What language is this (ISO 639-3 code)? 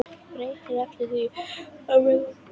isl